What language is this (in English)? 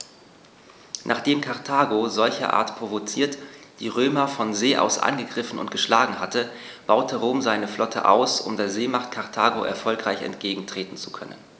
German